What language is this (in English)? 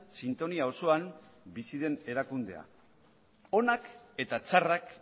Basque